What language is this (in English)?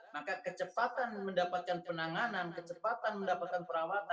Indonesian